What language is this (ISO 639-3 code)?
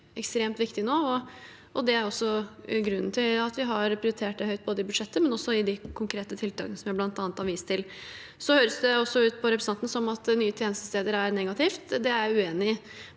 nor